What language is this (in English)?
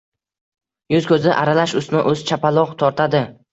Uzbek